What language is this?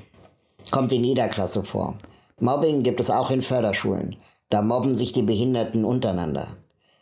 German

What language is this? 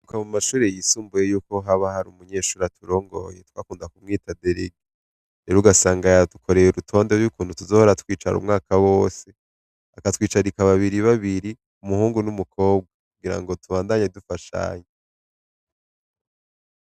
Rundi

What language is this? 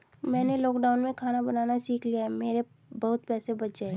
Hindi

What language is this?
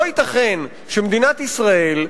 Hebrew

